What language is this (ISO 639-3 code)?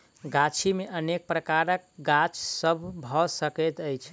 mai